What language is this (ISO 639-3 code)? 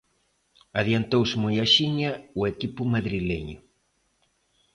glg